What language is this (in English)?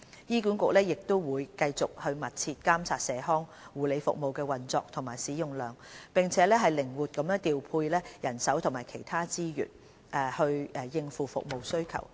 Cantonese